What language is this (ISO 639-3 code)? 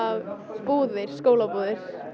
isl